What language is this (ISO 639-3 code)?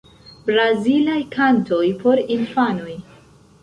epo